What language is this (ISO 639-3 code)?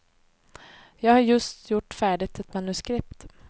swe